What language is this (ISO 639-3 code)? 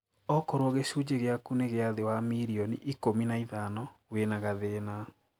kik